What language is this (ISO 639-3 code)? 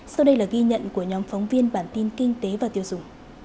vie